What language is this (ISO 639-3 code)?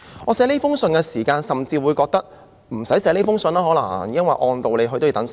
yue